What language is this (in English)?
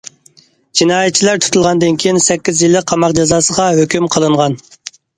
Uyghur